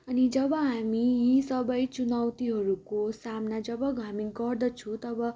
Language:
Nepali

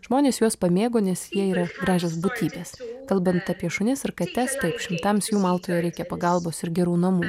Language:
Lithuanian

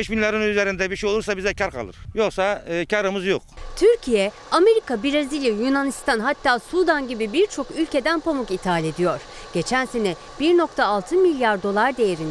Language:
Turkish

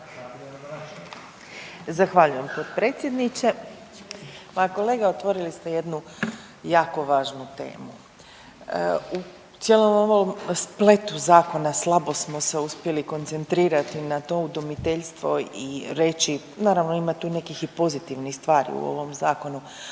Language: Croatian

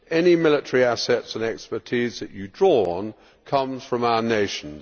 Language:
English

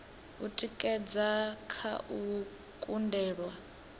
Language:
Venda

